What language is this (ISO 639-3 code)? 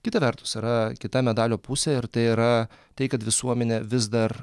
lit